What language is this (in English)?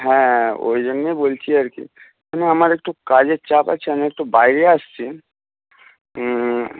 Bangla